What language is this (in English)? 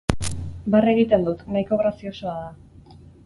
Basque